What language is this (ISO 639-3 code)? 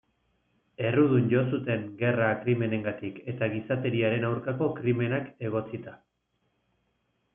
eus